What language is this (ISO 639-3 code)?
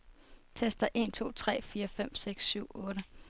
dan